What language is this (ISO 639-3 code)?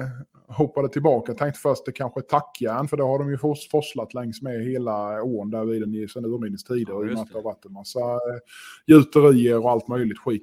swe